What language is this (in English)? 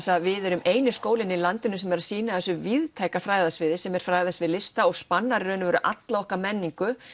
Icelandic